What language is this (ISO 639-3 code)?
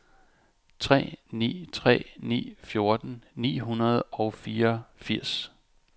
dan